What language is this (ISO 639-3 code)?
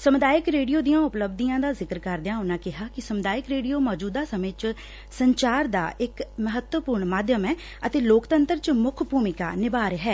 pan